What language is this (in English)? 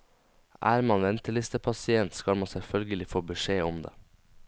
Norwegian